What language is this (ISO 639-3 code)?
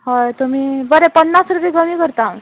kok